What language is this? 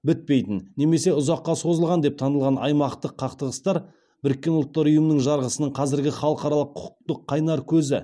Kazakh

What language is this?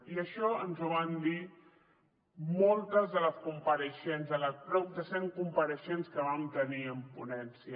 Catalan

